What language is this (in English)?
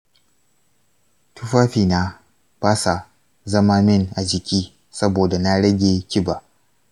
Hausa